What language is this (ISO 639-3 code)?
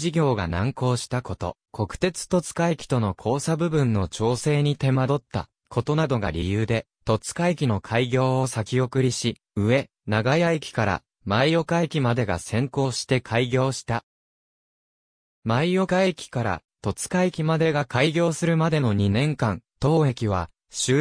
jpn